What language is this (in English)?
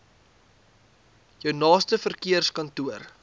Afrikaans